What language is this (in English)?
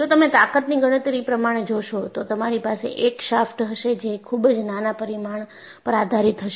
Gujarati